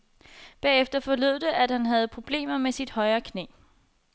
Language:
Danish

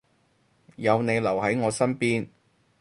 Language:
Cantonese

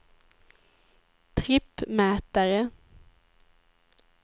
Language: Swedish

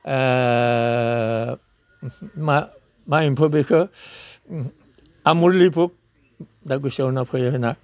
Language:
Bodo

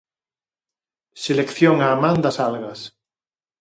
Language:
Galician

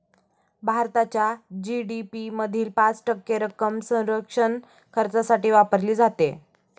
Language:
Marathi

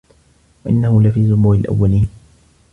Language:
Arabic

